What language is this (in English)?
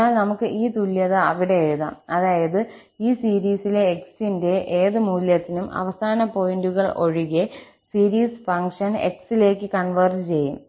Malayalam